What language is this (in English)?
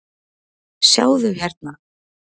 Icelandic